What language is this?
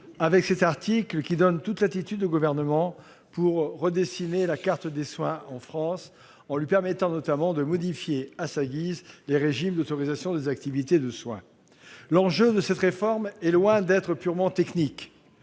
French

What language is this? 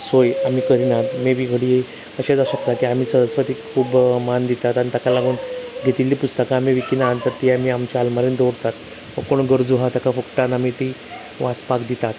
Konkani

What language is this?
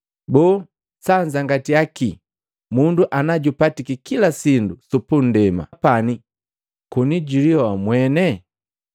Matengo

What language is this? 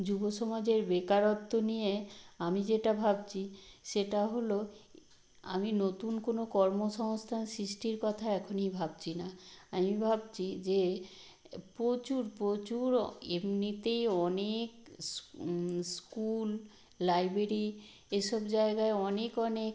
Bangla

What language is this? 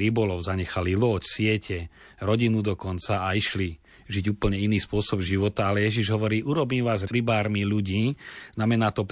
Slovak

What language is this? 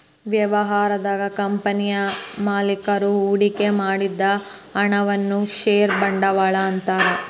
Kannada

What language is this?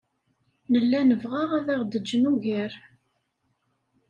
Kabyle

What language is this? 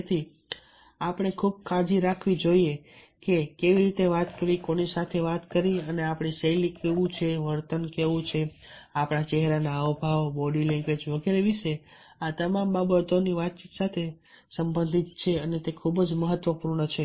Gujarati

